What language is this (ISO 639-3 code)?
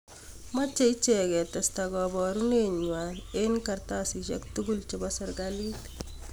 kln